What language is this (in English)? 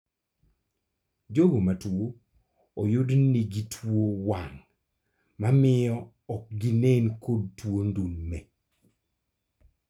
Luo (Kenya and Tanzania)